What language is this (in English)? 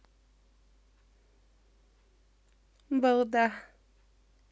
Russian